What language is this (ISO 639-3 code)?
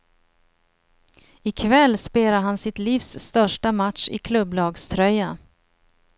swe